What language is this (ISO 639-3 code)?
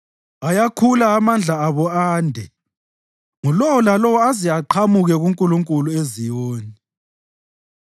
nde